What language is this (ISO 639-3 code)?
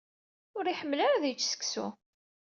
kab